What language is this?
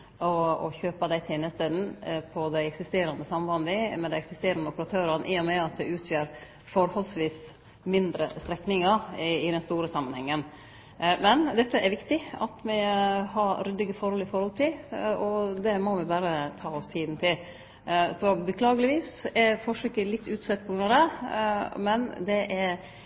Norwegian Nynorsk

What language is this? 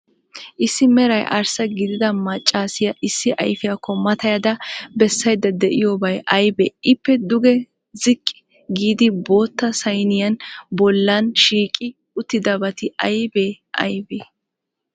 Wolaytta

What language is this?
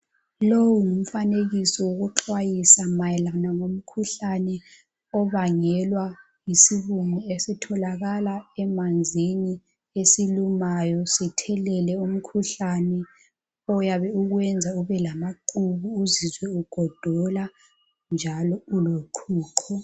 North Ndebele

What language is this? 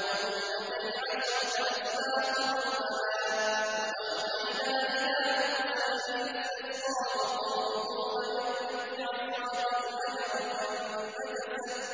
Arabic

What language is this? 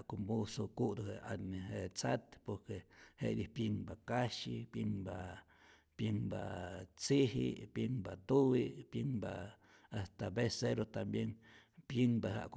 Rayón Zoque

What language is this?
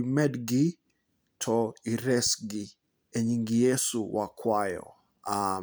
Luo (Kenya and Tanzania)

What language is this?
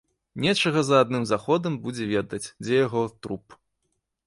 Belarusian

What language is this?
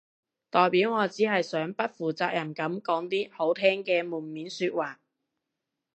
Cantonese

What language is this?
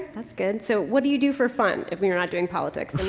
English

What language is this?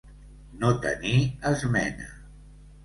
Catalan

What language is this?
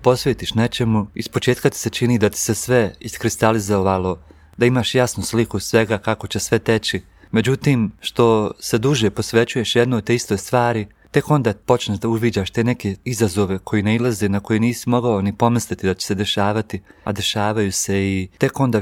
Croatian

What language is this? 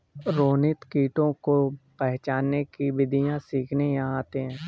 Hindi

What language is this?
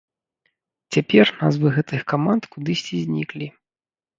Belarusian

